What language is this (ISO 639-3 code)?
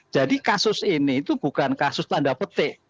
ind